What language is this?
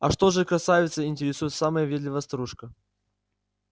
Russian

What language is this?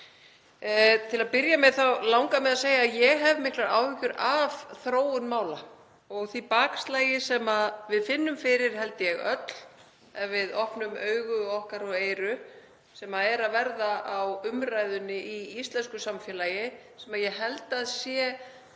Icelandic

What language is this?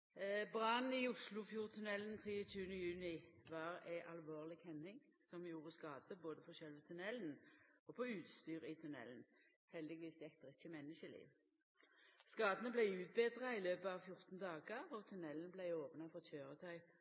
Norwegian Nynorsk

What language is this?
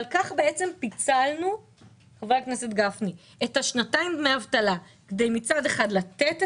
Hebrew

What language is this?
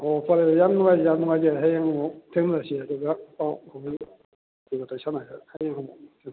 Manipuri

